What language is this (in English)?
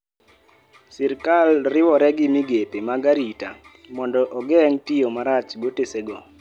Luo (Kenya and Tanzania)